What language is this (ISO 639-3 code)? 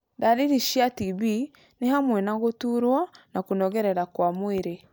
kik